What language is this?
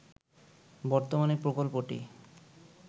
Bangla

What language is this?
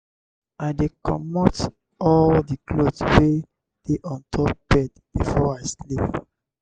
Nigerian Pidgin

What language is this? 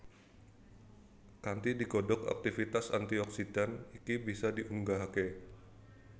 Javanese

